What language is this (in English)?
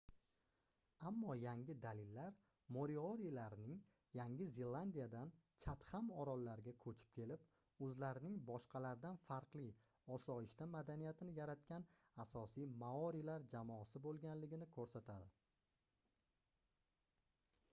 Uzbek